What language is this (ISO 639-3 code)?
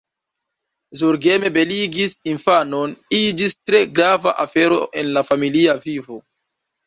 epo